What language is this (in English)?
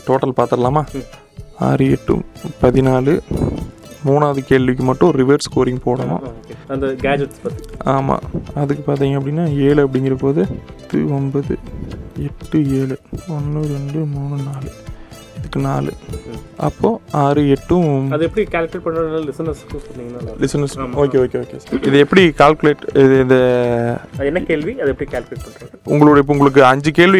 Tamil